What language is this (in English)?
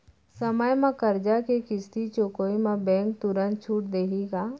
Chhattisgarhi